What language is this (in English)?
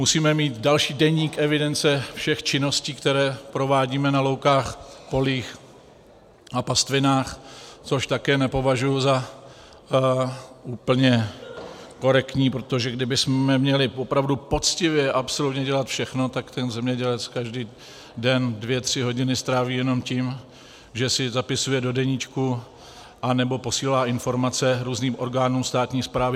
Czech